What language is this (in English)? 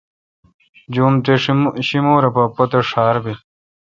Kalkoti